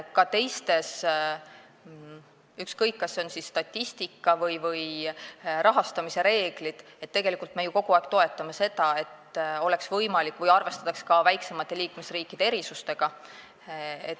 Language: Estonian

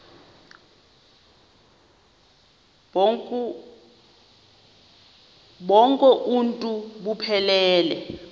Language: Xhosa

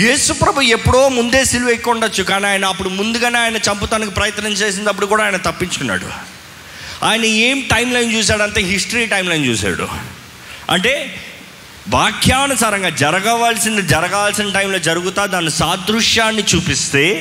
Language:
Telugu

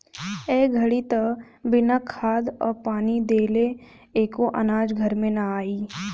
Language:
Bhojpuri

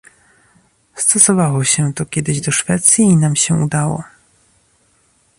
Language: Polish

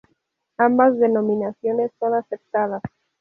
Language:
Spanish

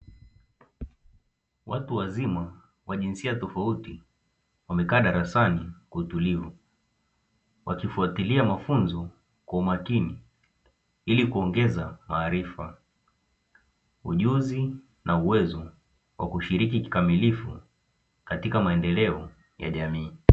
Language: Swahili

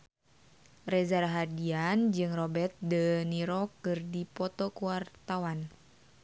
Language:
Sundanese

